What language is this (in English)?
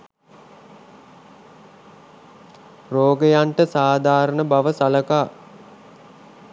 Sinhala